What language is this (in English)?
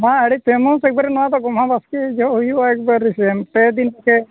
Santali